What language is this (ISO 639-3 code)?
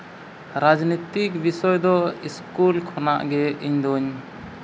sat